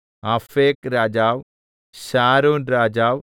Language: Malayalam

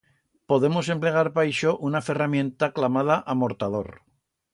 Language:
Aragonese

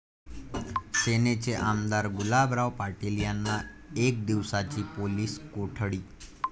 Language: Marathi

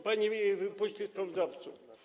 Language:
Polish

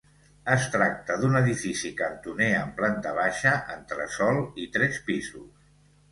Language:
Catalan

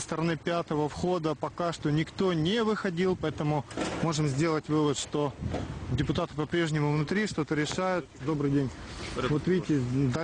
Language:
Russian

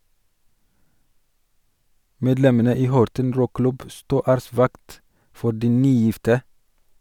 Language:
Norwegian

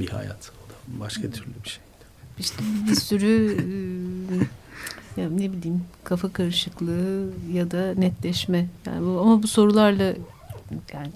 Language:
Turkish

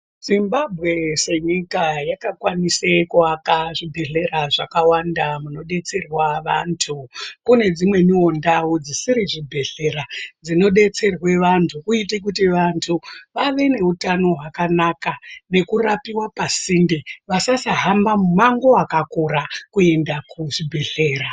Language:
Ndau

